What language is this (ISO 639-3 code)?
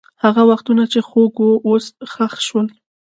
pus